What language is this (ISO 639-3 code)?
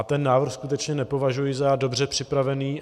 ces